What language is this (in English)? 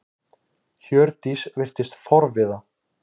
Icelandic